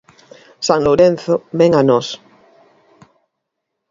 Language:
Galician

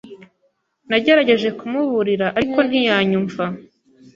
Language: Kinyarwanda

